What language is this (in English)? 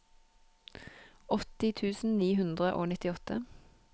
Norwegian